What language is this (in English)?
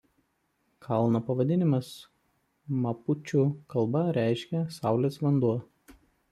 Lithuanian